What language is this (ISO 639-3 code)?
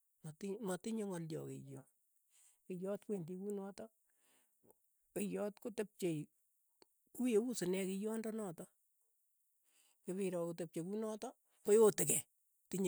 eyo